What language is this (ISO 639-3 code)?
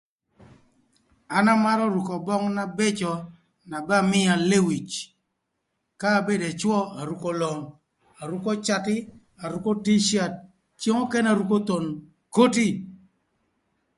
lth